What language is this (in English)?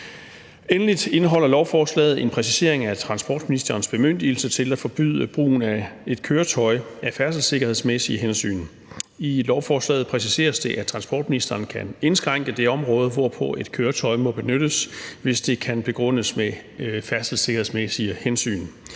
Danish